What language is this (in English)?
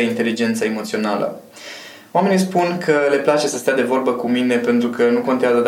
Romanian